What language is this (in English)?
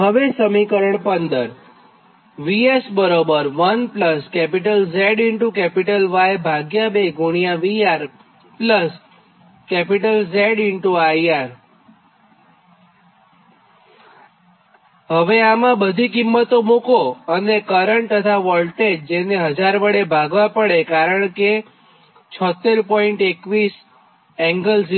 Gujarati